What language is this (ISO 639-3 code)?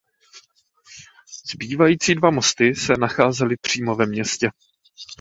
ces